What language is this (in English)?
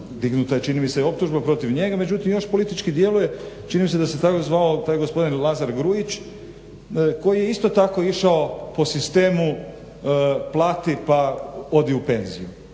Croatian